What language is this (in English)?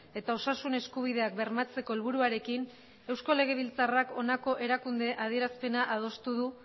Basque